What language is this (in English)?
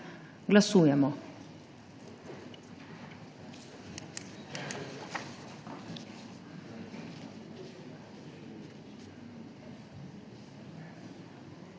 Slovenian